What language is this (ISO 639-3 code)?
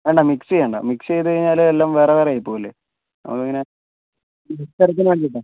mal